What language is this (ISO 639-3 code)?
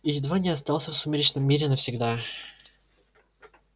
rus